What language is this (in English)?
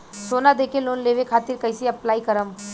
Bhojpuri